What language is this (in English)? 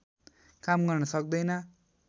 Nepali